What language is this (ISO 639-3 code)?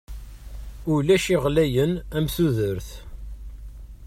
kab